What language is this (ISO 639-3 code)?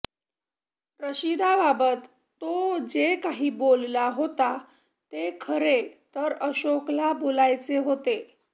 mar